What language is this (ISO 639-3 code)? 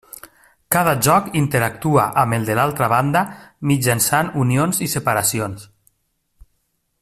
cat